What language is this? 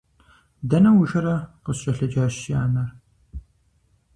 Kabardian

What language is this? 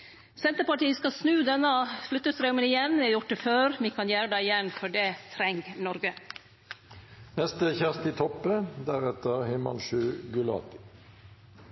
Norwegian Nynorsk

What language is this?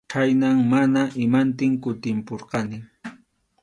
Arequipa-La Unión Quechua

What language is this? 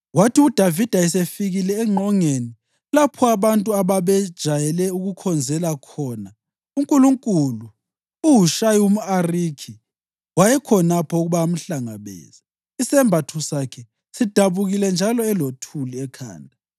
North Ndebele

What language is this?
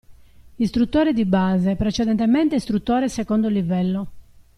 Italian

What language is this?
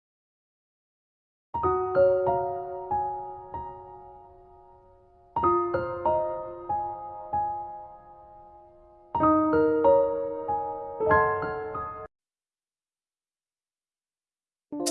English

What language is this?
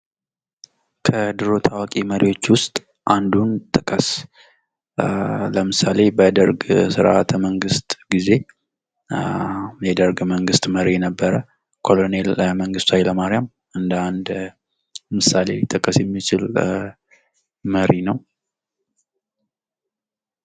Amharic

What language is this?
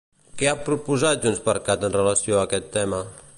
Catalan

